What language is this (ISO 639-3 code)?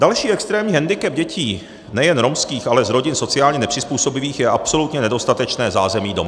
ces